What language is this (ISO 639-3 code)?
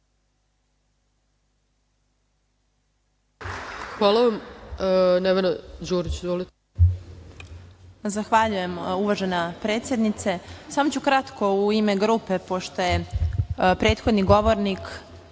srp